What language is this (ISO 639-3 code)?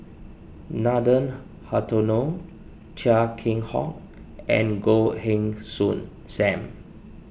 eng